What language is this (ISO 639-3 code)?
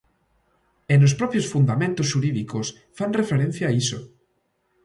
glg